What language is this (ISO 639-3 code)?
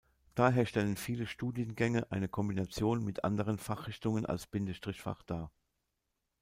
deu